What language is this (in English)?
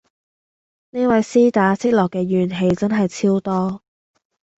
Cantonese